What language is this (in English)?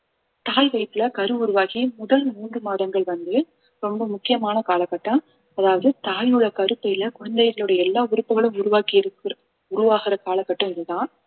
Tamil